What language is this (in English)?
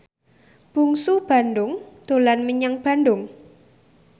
Javanese